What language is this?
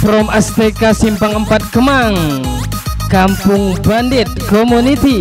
Indonesian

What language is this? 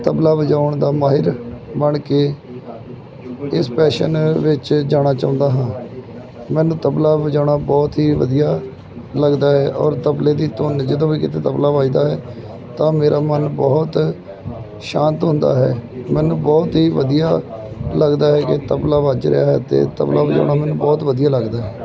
Punjabi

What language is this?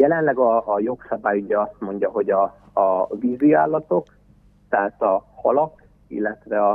Hungarian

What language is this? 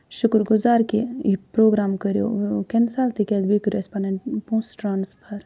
Kashmiri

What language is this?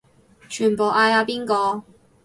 Cantonese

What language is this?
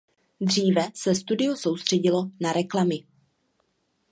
Czech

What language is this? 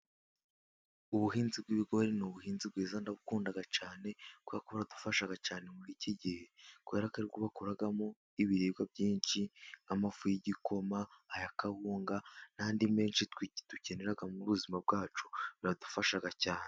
Kinyarwanda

